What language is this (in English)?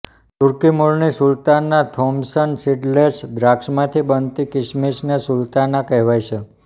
Gujarati